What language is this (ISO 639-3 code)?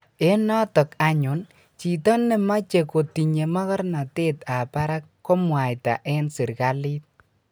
kln